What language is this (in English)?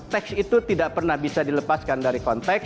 Indonesian